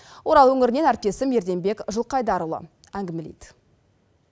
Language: Kazakh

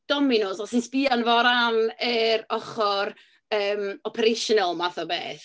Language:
Welsh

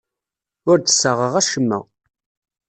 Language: Kabyle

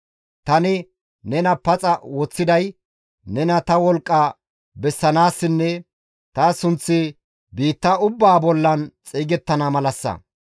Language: Gamo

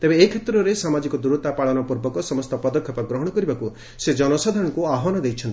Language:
Odia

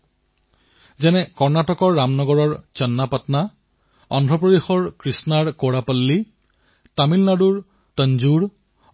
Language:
Assamese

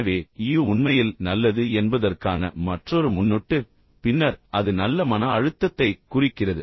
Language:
Tamil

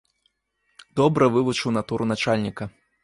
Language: Belarusian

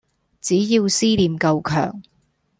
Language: Cantonese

